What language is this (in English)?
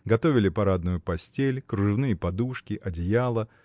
Russian